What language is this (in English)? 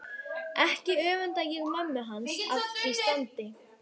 Icelandic